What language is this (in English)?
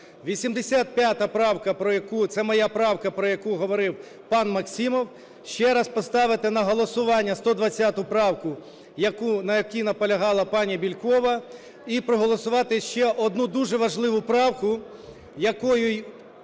Ukrainian